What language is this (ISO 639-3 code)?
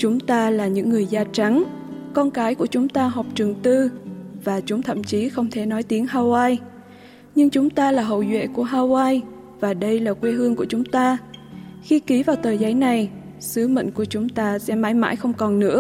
vie